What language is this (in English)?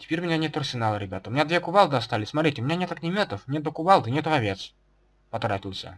Russian